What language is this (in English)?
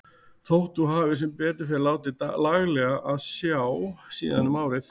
Icelandic